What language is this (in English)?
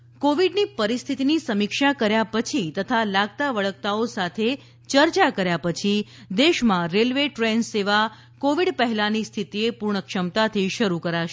Gujarati